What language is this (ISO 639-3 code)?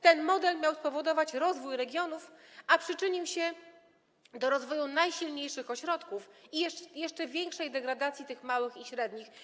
pol